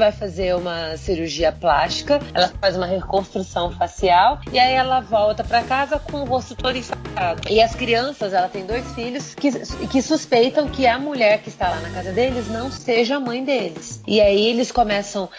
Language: Portuguese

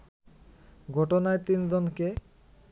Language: Bangla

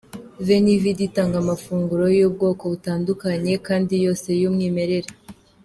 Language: Kinyarwanda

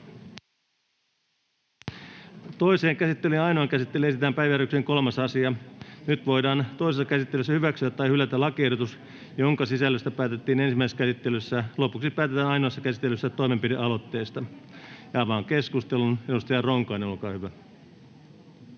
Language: Finnish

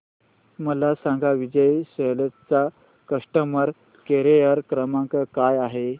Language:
Marathi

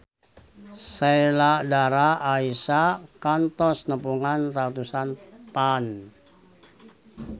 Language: Sundanese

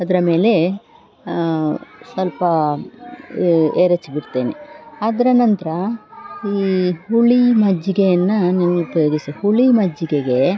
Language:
Kannada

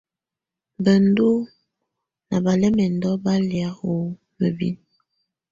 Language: Tunen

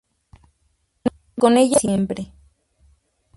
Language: Spanish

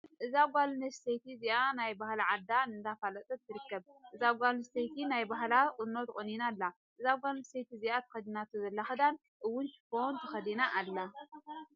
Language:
Tigrinya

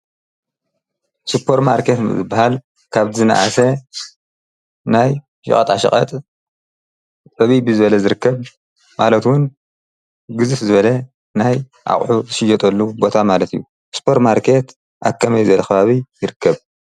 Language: Tigrinya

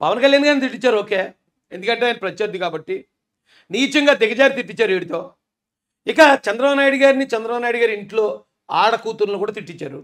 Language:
Telugu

